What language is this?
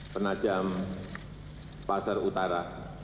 Indonesian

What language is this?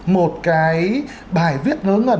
Vietnamese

